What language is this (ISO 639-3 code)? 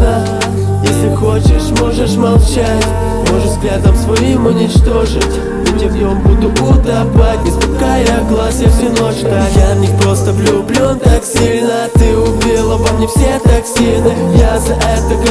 rus